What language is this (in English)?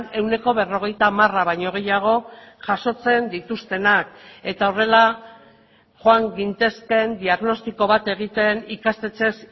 Basque